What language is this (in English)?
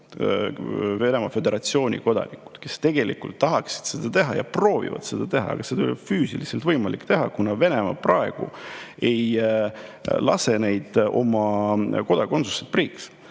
Estonian